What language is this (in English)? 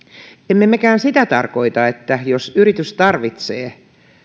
Finnish